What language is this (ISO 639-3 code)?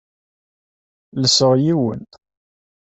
kab